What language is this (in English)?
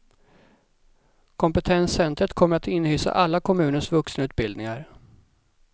Swedish